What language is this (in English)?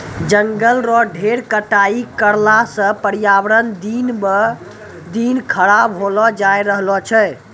Maithili